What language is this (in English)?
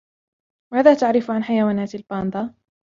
Arabic